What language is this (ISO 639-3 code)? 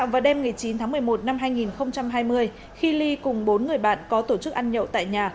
vie